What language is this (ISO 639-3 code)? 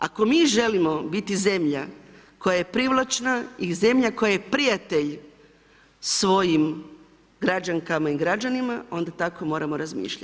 hrv